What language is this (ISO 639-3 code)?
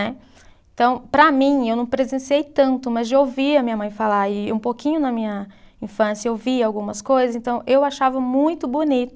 por